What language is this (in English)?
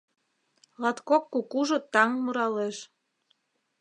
Mari